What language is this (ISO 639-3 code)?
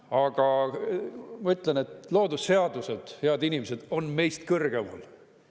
est